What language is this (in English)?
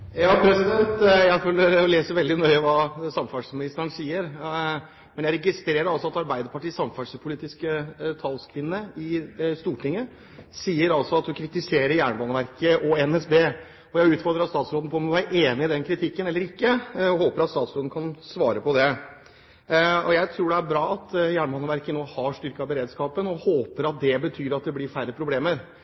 Norwegian